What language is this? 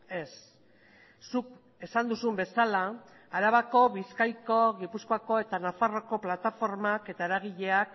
Basque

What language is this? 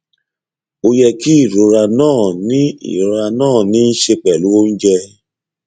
Yoruba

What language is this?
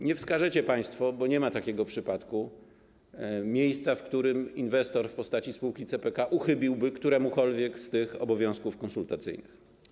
Polish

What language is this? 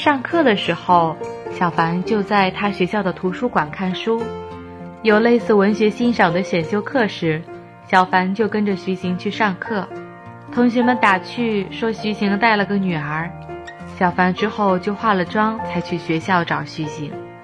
Chinese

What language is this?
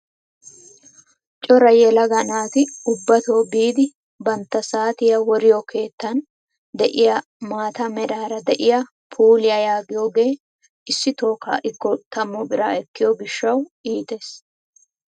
Wolaytta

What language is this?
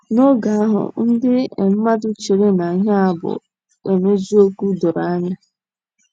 Igbo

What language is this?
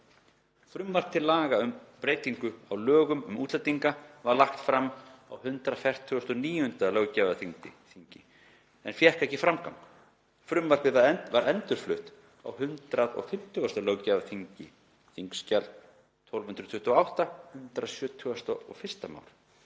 Icelandic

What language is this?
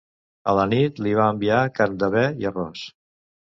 Catalan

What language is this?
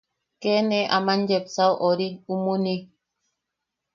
Yaqui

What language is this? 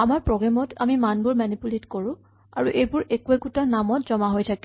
Assamese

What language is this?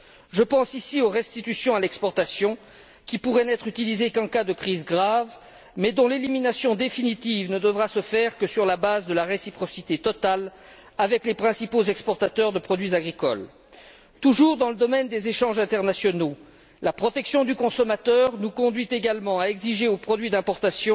French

